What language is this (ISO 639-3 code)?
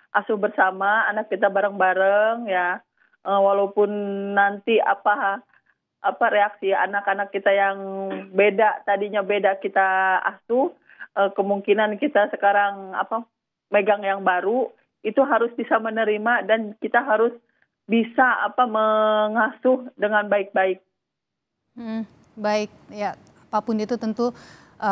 ind